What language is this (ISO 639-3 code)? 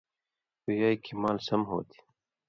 mvy